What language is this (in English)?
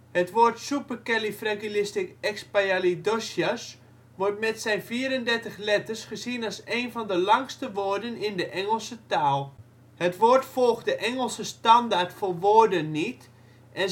Dutch